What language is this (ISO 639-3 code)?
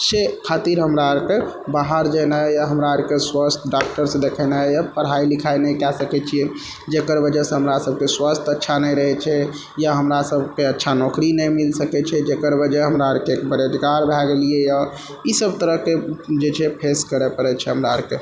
mai